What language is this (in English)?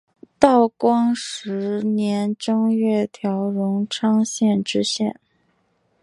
Chinese